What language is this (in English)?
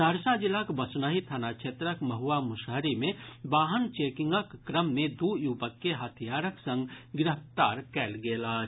Maithili